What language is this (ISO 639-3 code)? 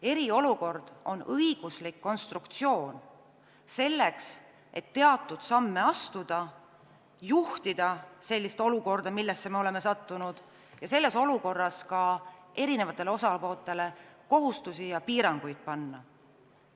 est